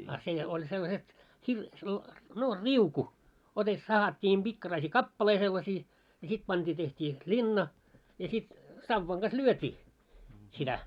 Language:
Finnish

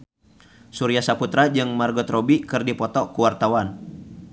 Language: Sundanese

